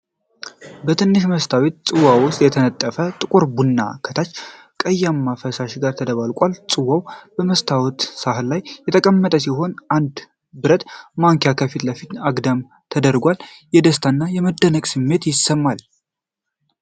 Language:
Amharic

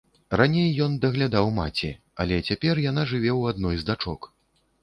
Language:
Belarusian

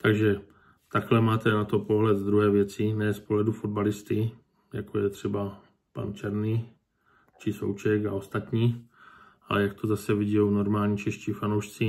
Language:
Czech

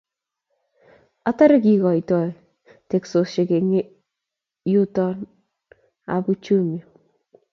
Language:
Kalenjin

